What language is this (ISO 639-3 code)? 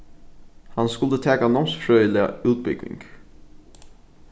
fao